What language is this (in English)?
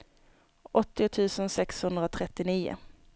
Swedish